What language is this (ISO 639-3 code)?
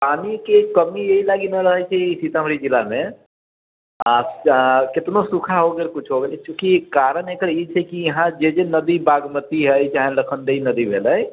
mai